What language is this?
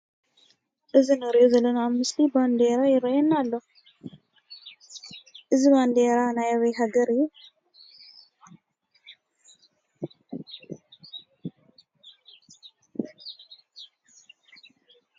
Tigrinya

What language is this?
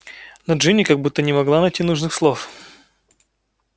Russian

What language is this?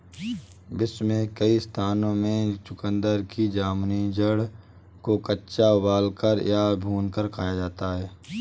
Hindi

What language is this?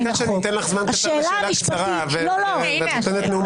Hebrew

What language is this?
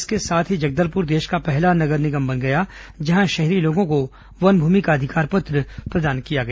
Hindi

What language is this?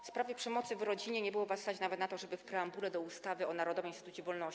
Polish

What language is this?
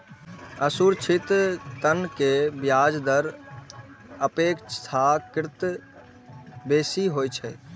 Maithili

